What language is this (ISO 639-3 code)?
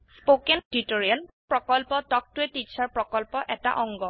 asm